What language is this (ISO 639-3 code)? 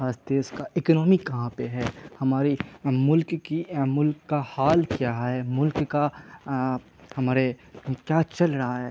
urd